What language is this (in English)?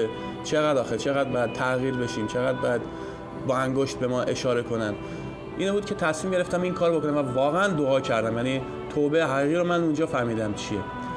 Persian